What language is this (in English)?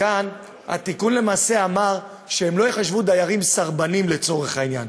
Hebrew